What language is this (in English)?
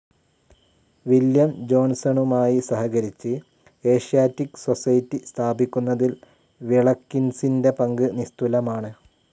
Malayalam